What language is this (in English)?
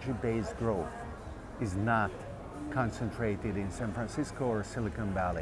English